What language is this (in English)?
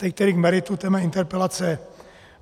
Czech